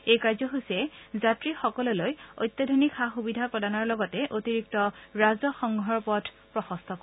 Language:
Assamese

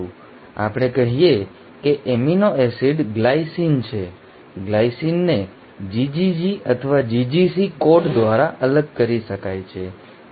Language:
Gujarati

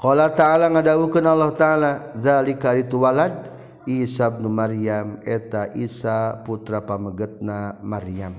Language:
Malay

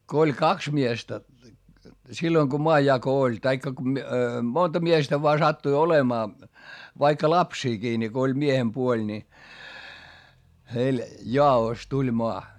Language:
Finnish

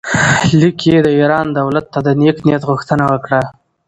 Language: Pashto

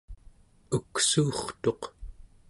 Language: Central Yupik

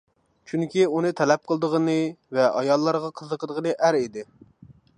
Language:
Uyghur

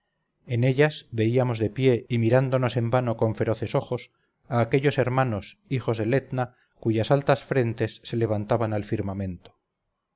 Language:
Spanish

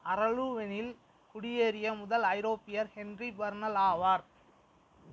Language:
Tamil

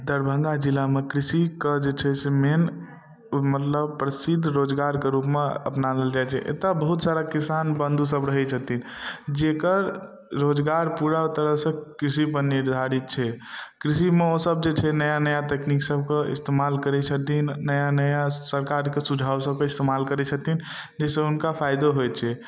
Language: Maithili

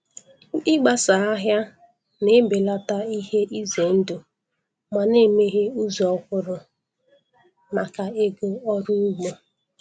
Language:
Igbo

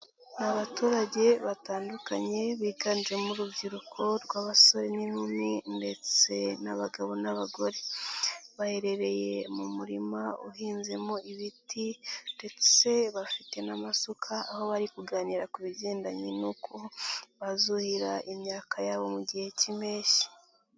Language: Kinyarwanda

